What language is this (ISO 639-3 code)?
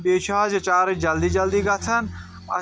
kas